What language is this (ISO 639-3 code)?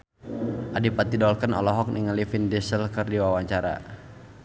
sun